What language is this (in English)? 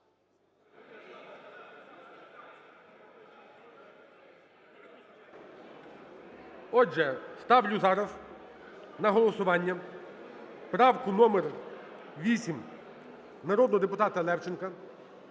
Ukrainian